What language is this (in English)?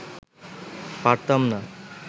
Bangla